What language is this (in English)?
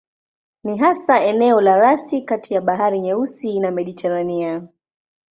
Swahili